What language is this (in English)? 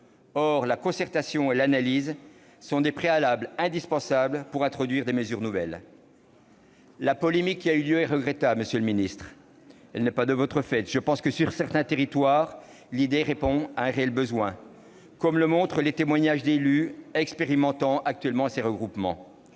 French